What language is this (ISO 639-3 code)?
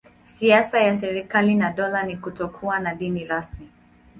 swa